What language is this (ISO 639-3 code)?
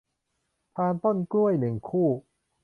tha